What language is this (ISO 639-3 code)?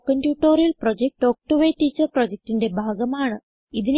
mal